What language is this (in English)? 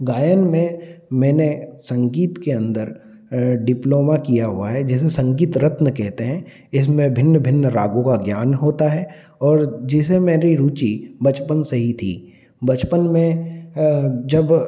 Hindi